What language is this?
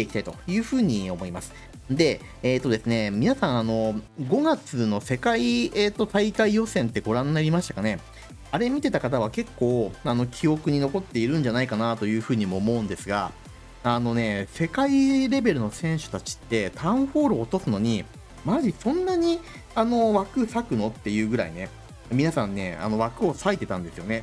Japanese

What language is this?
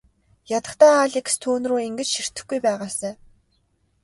Mongolian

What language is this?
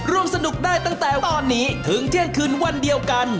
Thai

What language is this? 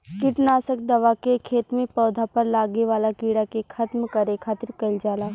Bhojpuri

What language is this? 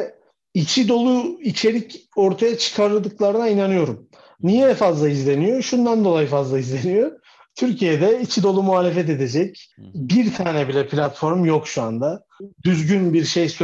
Turkish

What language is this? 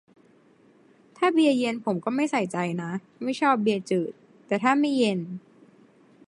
Thai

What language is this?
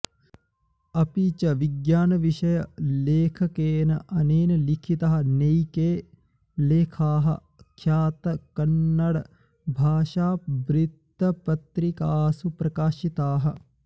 Sanskrit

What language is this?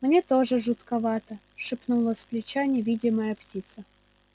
Russian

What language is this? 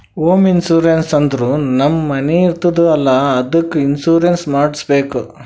Kannada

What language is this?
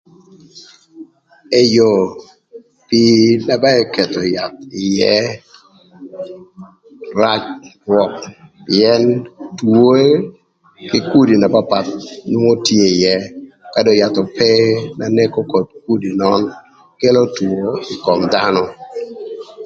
Thur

